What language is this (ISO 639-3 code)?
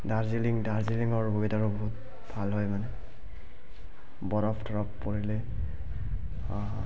asm